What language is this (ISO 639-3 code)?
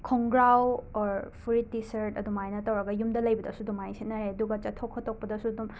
mni